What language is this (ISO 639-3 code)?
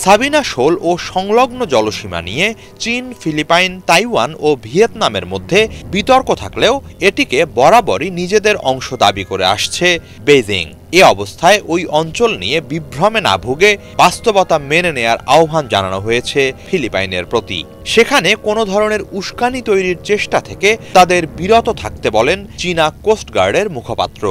ben